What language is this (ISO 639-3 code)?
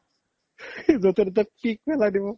asm